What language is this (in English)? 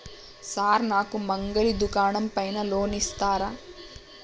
Telugu